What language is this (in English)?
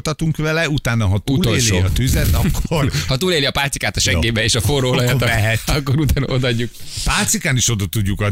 Hungarian